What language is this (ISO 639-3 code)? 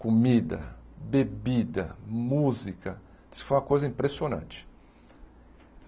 por